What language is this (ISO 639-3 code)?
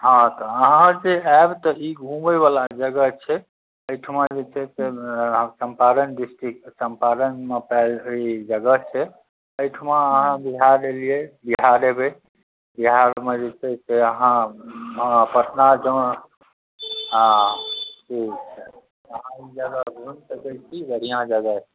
mai